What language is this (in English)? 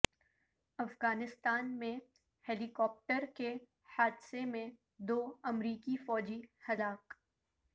Urdu